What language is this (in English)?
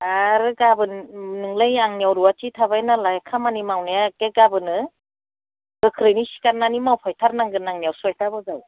Bodo